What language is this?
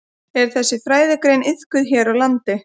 Icelandic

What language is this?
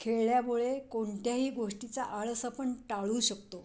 Marathi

